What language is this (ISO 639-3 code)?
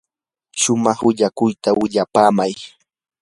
qur